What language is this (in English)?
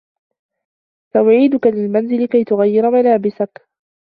Arabic